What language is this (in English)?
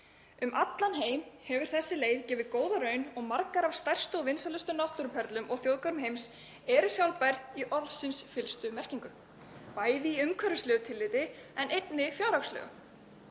Icelandic